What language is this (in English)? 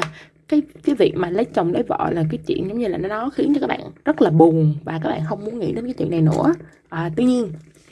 Vietnamese